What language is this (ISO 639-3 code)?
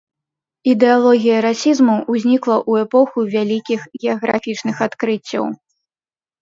bel